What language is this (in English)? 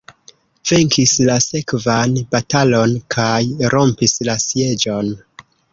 Esperanto